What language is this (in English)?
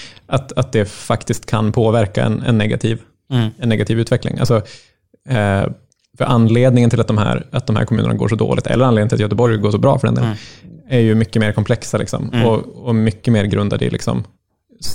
Swedish